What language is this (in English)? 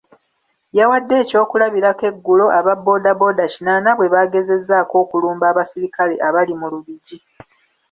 Ganda